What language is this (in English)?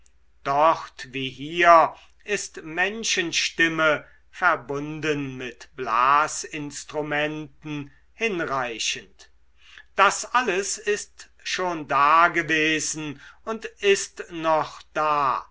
German